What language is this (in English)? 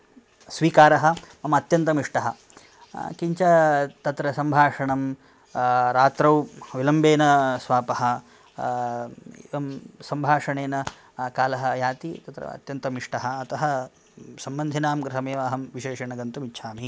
Sanskrit